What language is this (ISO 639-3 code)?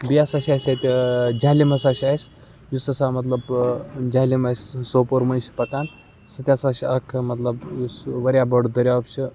kas